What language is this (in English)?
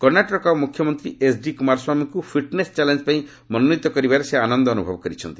Odia